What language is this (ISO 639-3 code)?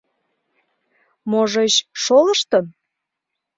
chm